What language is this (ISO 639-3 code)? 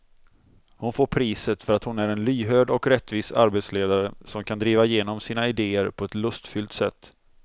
swe